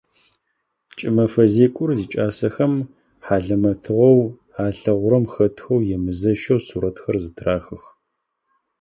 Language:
Adyghe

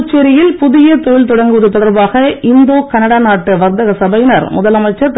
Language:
Tamil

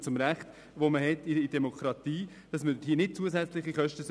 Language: Swiss German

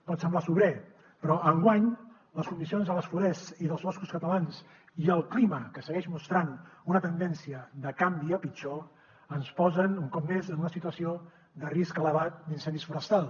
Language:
Catalan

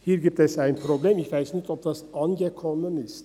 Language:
Swiss German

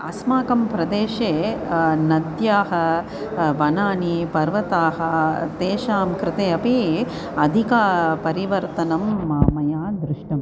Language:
Sanskrit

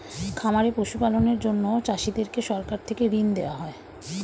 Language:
Bangla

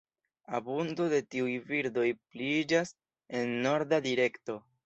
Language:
Esperanto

